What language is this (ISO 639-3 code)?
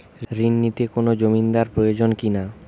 ben